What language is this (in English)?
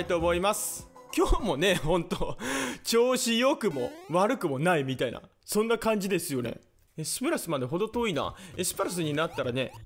Japanese